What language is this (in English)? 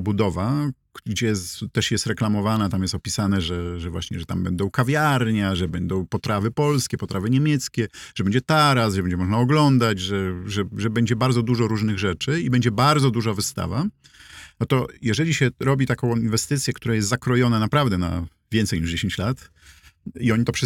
Polish